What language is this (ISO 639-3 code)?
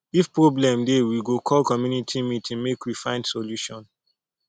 pcm